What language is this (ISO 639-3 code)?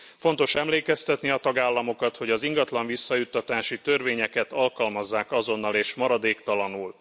hun